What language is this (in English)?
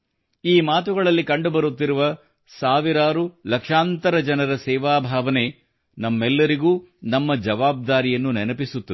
Kannada